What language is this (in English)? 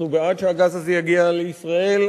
Hebrew